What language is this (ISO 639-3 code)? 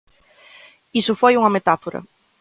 glg